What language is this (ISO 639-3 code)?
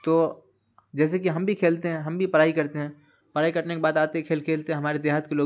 urd